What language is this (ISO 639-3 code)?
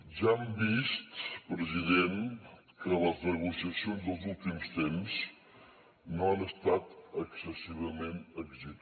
cat